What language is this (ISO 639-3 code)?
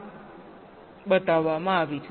guj